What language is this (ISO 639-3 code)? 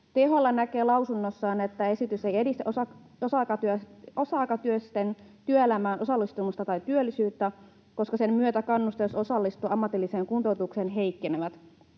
fin